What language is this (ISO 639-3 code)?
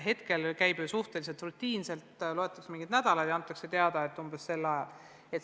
est